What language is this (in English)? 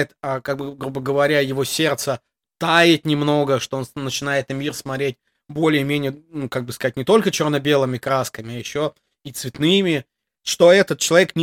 Russian